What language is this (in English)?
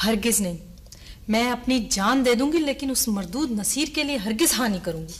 Hindi